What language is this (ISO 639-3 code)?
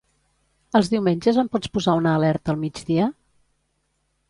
cat